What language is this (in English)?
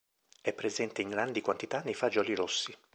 Italian